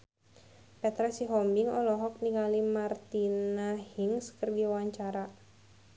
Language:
Sundanese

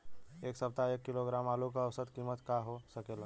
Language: Bhojpuri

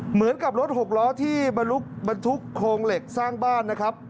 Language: Thai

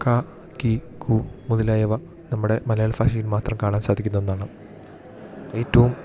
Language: Malayalam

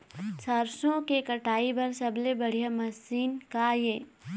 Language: Chhattisgarhi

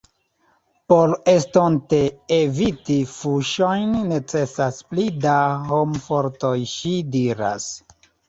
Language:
Esperanto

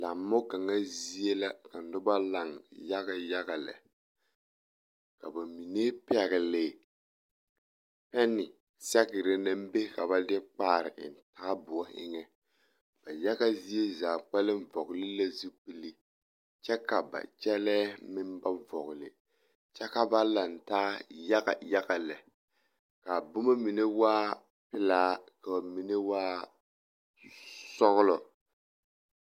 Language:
Southern Dagaare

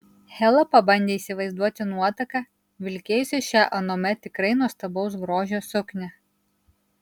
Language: Lithuanian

